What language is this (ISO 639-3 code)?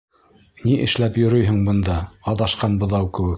bak